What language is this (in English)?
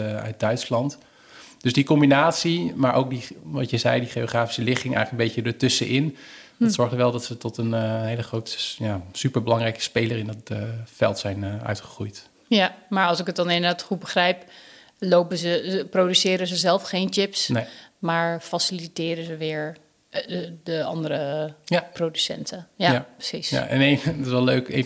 Dutch